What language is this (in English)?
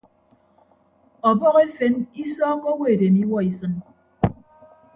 Ibibio